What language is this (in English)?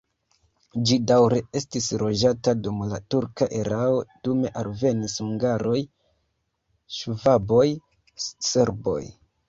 Esperanto